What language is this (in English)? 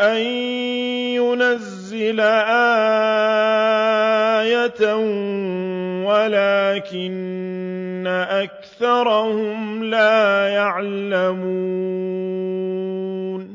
Arabic